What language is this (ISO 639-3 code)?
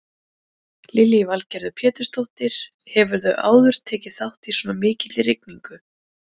isl